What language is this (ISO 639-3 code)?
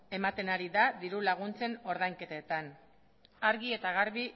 eus